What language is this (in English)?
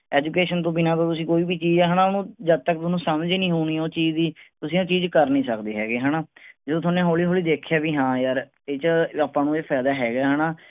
Punjabi